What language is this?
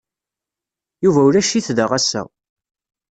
Kabyle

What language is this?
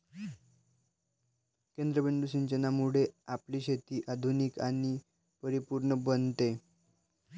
Marathi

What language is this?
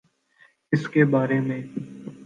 Urdu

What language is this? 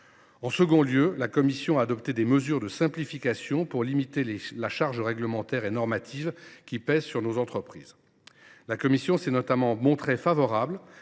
French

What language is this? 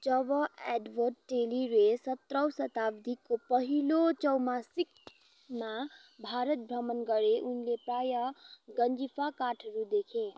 Nepali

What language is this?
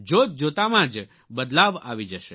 Gujarati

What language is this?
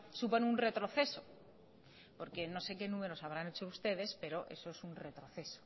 Spanish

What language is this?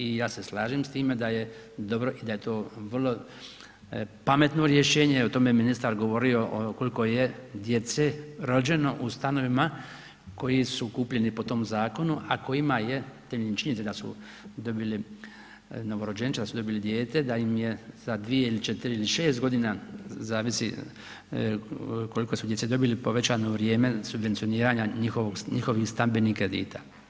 Croatian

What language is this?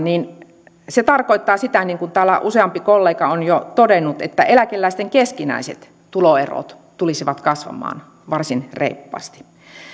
Finnish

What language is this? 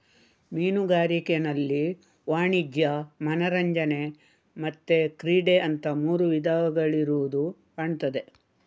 Kannada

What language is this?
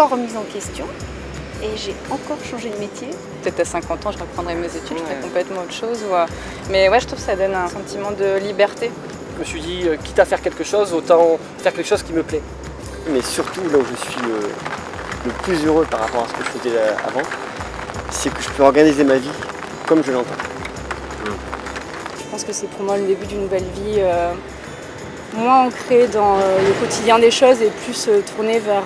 French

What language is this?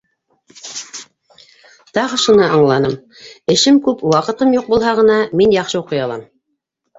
Bashkir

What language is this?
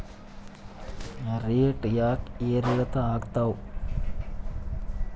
Kannada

